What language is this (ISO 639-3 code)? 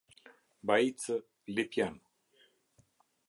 sqi